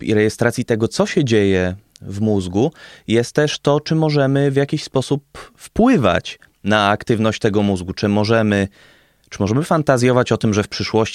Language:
Polish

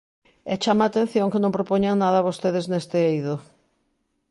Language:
Galician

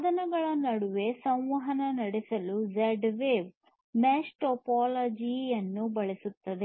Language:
Kannada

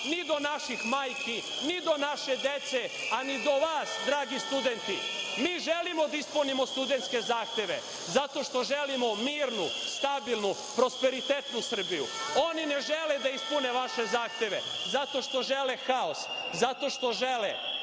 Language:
Serbian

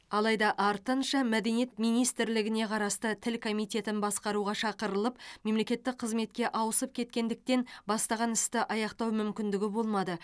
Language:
Kazakh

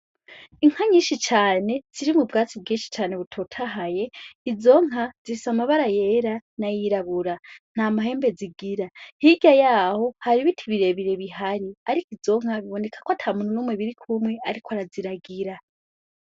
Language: Rundi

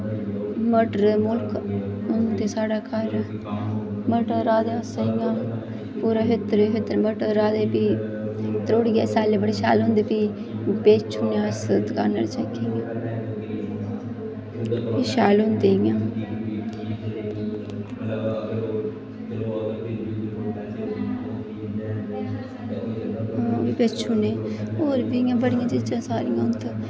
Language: Dogri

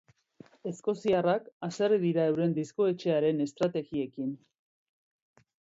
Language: Basque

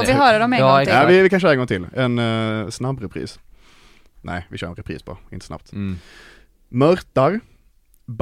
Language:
Swedish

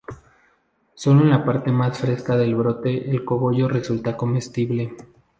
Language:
Spanish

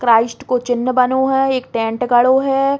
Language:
Bundeli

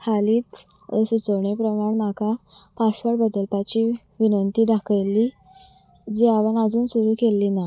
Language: Konkani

